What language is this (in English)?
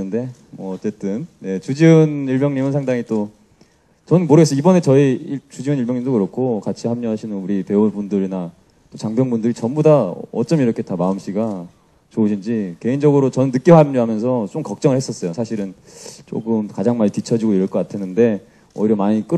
Korean